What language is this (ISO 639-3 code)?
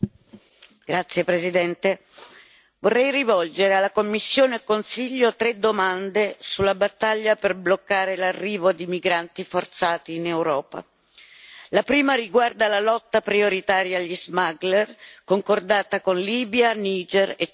ita